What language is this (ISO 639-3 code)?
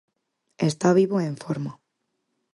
glg